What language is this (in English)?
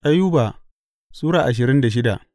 Hausa